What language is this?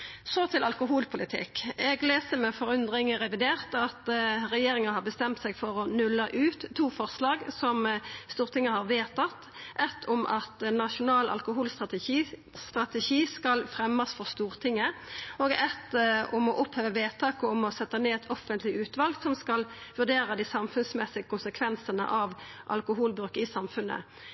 Norwegian Nynorsk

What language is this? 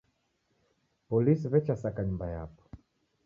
Taita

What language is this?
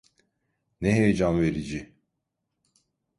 Turkish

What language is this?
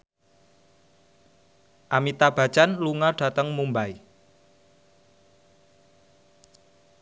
Javanese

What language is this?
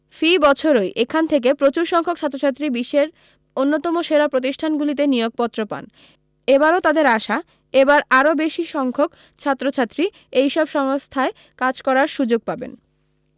Bangla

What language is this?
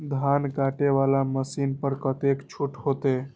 Maithili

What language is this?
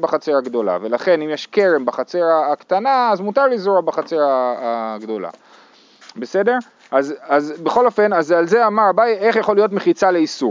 Hebrew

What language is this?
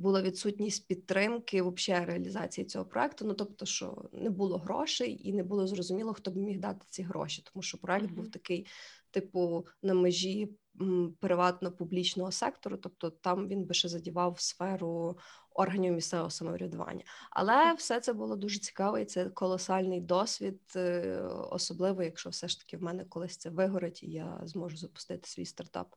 Ukrainian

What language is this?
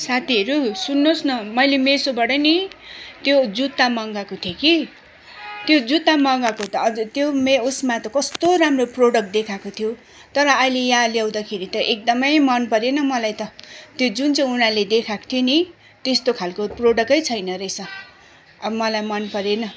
Nepali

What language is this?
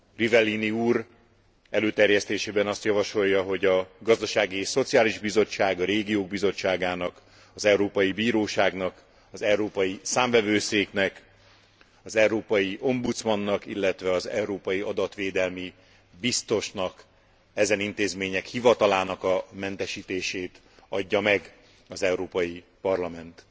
Hungarian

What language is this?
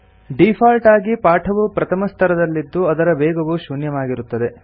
Kannada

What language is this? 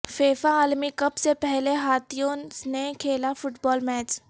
Urdu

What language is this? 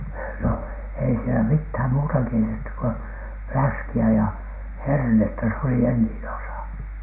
Finnish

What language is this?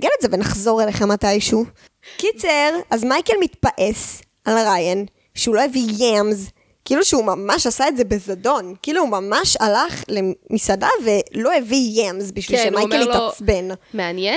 Hebrew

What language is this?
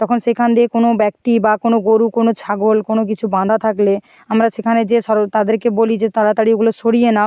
Bangla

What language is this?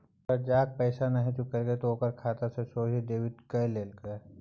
Maithili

